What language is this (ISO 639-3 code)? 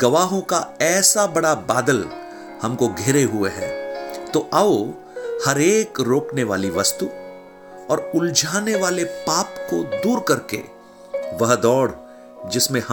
hin